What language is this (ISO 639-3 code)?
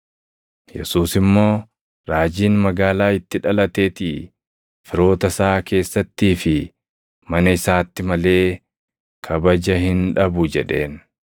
orm